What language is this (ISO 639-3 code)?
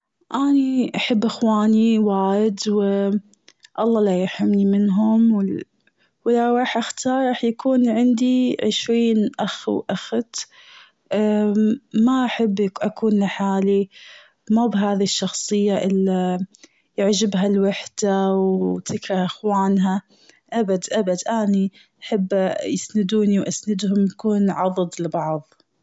afb